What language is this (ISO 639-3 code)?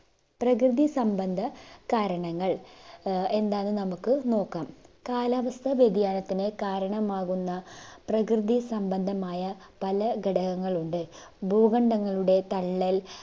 mal